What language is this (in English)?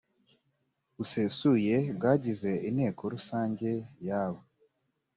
Kinyarwanda